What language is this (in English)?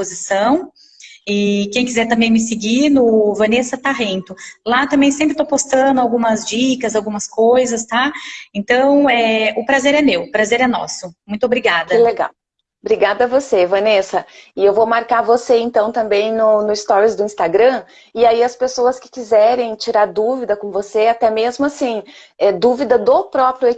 Portuguese